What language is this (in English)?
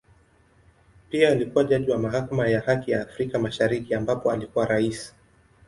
Swahili